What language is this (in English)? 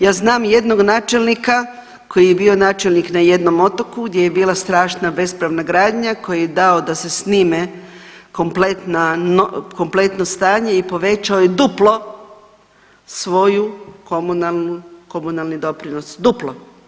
Croatian